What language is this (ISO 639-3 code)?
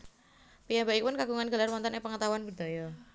jav